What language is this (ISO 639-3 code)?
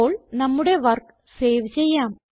mal